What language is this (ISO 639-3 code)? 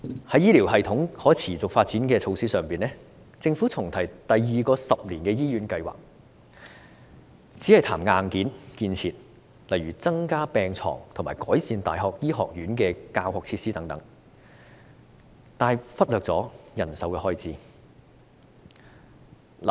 yue